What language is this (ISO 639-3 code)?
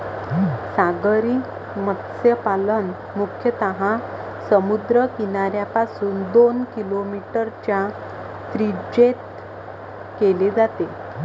mar